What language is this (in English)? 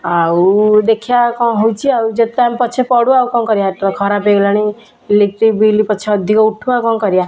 Odia